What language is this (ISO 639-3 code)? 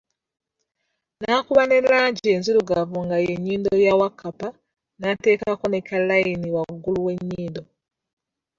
lug